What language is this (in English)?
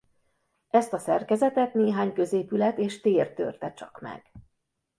Hungarian